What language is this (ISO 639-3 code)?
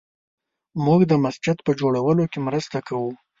pus